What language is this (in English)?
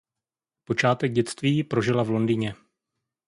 Czech